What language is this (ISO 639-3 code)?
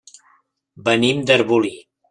cat